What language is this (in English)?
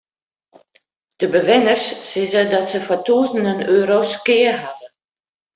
Western Frisian